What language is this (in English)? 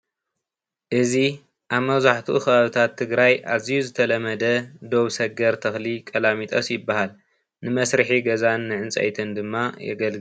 Tigrinya